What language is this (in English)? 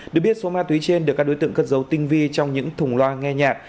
Vietnamese